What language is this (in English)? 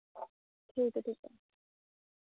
Dogri